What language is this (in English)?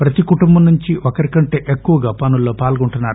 Telugu